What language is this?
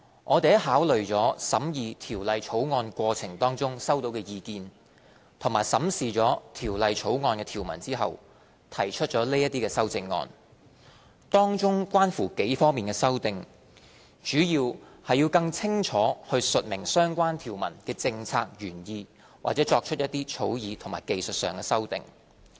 Cantonese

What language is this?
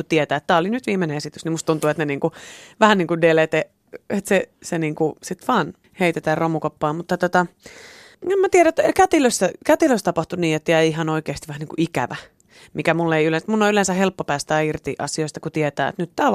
Finnish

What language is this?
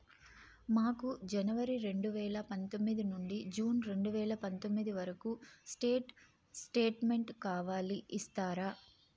Telugu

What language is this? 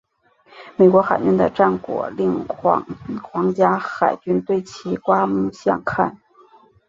Chinese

